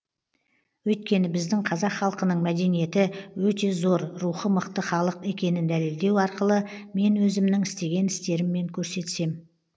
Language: Kazakh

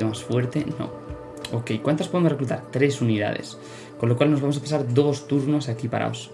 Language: Spanish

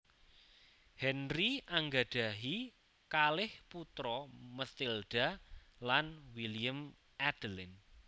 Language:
Javanese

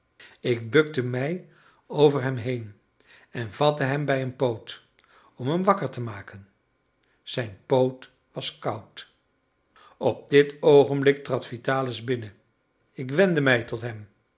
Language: Dutch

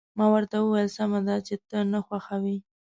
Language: Pashto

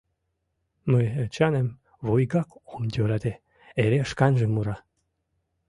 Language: Mari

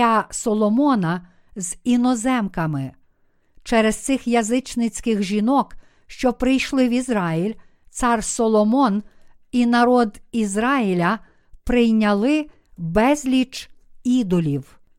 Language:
Ukrainian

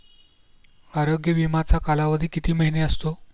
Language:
Marathi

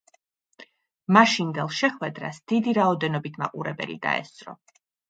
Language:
Georgian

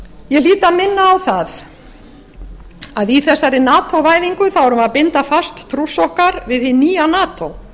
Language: Icelandic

